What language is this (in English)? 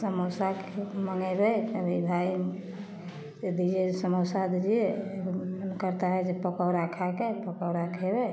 Maithili